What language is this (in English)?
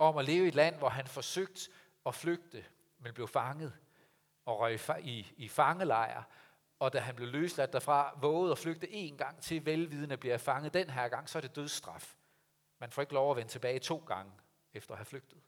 Danish